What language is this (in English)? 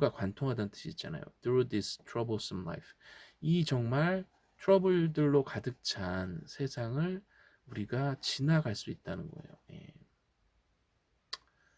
Korean